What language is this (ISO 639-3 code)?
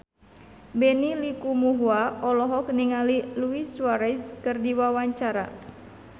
sun